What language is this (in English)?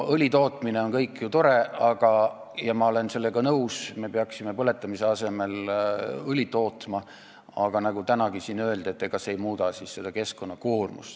Estonian